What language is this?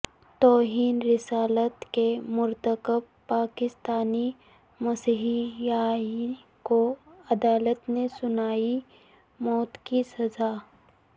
Urdu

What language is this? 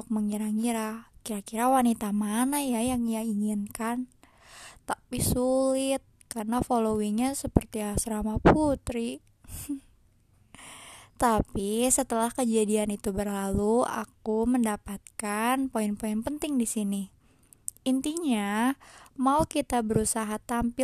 Indonesian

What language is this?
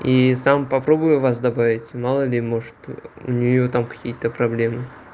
Russian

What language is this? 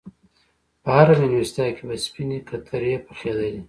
Pashto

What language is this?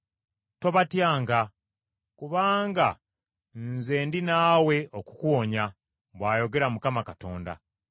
Ganda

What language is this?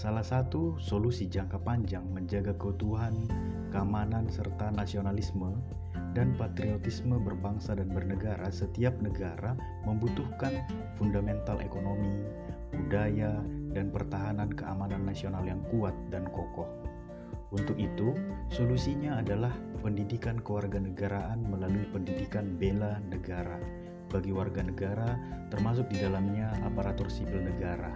Indonesian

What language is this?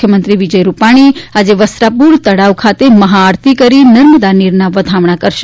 Gujarati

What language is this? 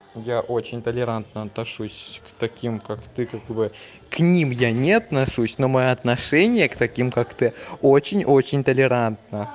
Russian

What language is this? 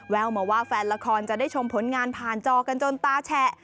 Thai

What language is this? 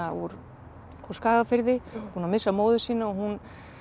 Icelandic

